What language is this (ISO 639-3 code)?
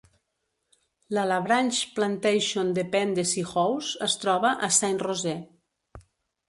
cat